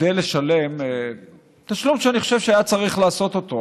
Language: Hebrew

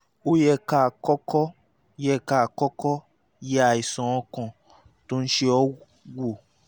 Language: Yoruba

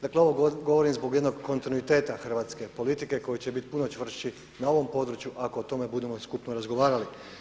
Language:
Croatian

